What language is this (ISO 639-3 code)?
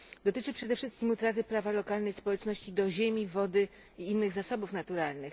pol